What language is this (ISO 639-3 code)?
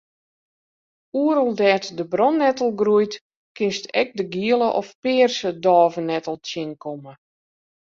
fry